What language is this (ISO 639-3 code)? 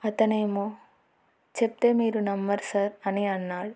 tel